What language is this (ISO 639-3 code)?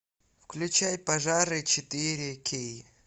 rus